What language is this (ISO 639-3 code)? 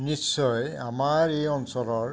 asm